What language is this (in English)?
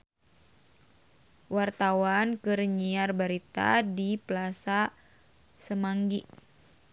Sundanese